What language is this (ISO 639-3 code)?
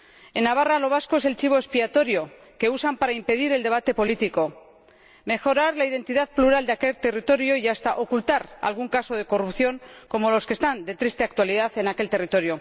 spa